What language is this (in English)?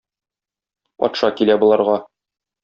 Tatar